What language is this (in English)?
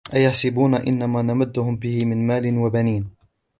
Arabic